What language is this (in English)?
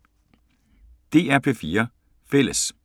Danish